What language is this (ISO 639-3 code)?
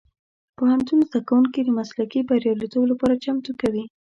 pus